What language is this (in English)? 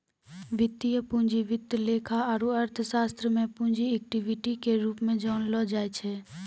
Maithili